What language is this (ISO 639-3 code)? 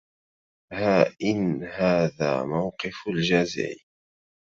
ara